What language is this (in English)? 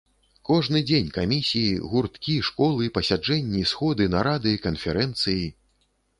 Belarusian